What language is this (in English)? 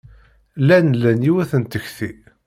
Kabyle